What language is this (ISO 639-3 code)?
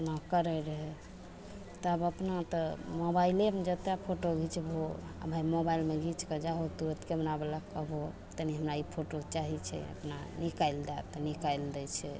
mai